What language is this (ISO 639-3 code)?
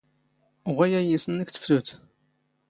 zgh